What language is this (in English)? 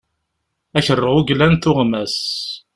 Kabyle